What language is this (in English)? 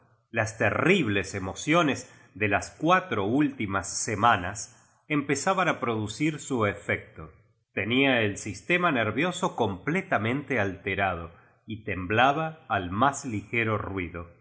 Spanish